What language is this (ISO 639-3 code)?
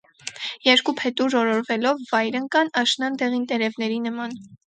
hye